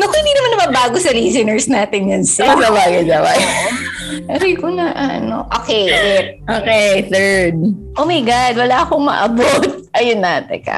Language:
Filipino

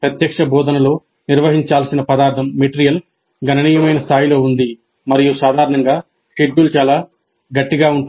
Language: Telugu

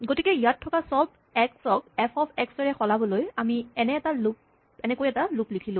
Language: Assamese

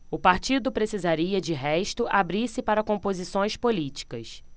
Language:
Portuguese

